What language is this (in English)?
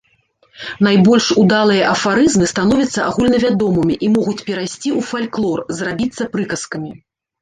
Belarusian